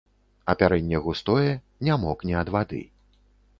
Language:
Belarusian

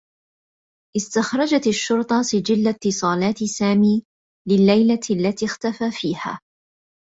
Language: Arabic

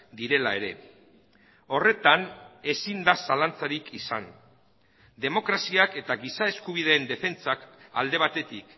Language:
Basque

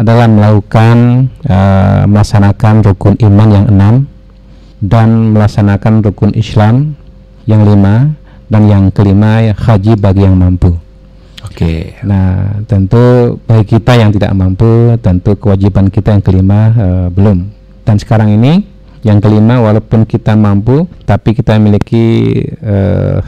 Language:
Indonesian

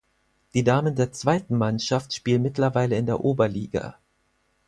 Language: German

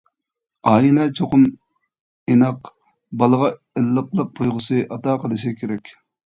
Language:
Uyghur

